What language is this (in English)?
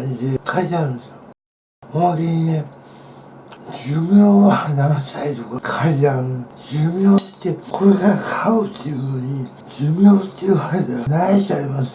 Japanese